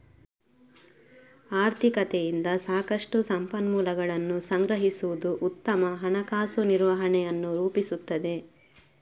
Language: Kannada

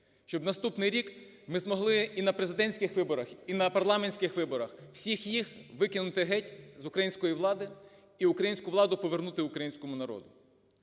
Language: Ukrainian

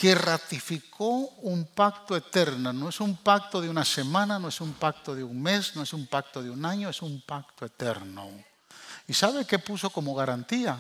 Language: Spanish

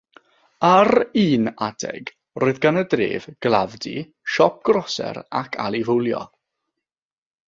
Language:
Welsh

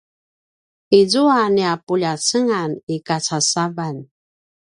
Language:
Paiwan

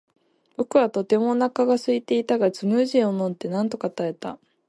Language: Japanese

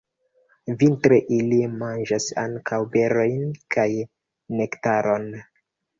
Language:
Esperanto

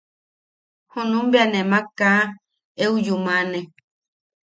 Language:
Yaqui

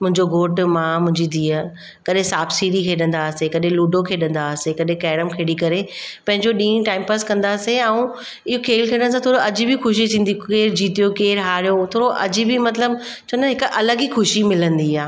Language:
Sindhi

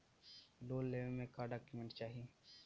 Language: Bhojpuri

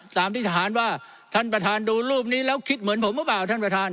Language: Thai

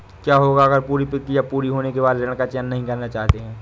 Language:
Hindi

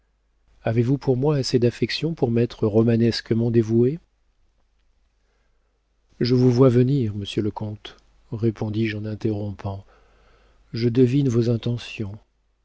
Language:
French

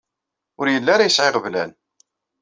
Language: Kabyle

